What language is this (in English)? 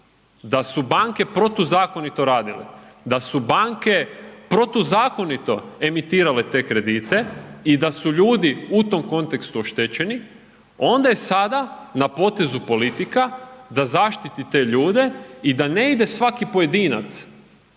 Croatian